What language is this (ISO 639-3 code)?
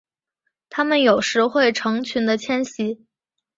zho